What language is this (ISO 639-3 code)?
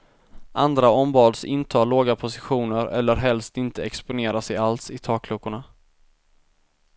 swe